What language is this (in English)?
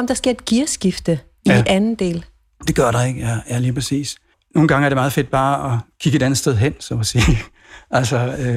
Danish